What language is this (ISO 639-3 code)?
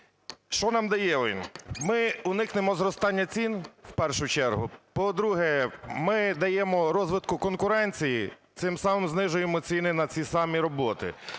ukr